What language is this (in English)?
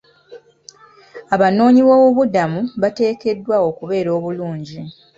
Ganda